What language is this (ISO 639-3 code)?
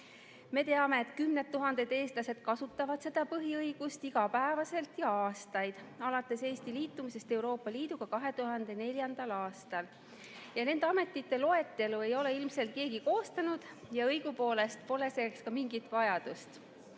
est